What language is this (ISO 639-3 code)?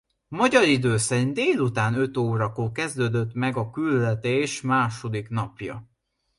hun